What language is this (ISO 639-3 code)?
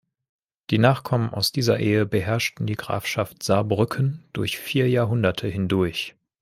deu